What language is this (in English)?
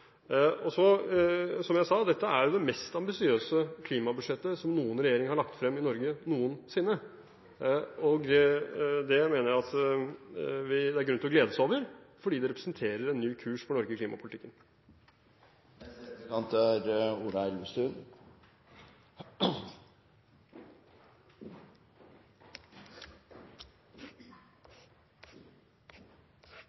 Norwegian Bokmål